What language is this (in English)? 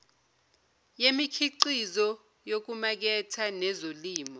Zulu